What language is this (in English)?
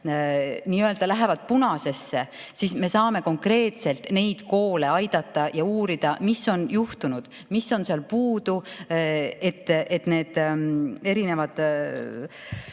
Estonian